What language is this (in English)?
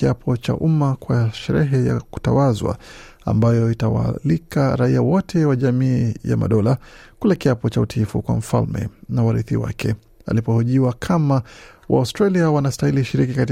Swahili